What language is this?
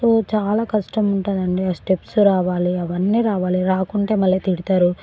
Telugu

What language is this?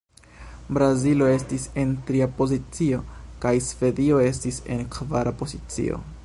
Esperanto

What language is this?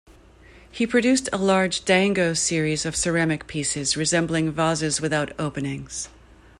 English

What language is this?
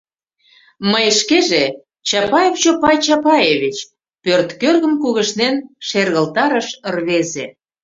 Mari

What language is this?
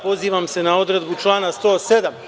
Serbian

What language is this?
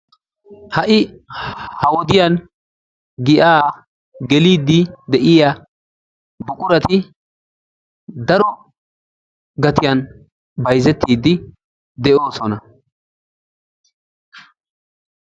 Wolaytta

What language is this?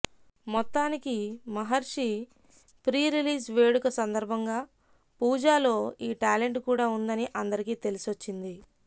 Telugu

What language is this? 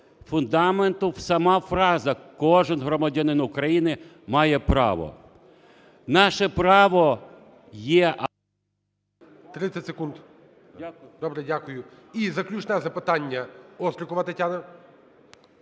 Ukrainian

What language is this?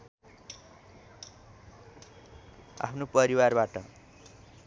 Nepali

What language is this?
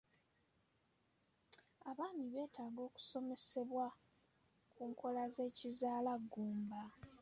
Ganda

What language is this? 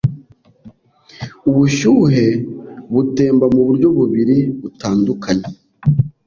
Kinyarwanda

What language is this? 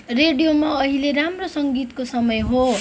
Nepali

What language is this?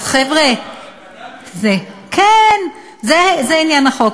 Hebrew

